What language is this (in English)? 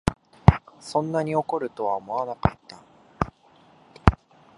Japanese